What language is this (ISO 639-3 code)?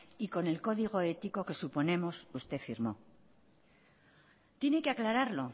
spa